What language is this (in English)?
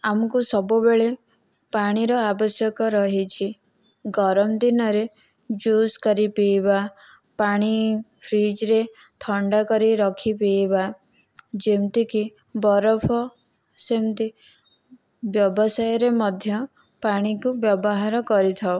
Odia